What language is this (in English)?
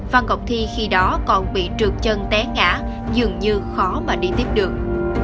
Vietnamese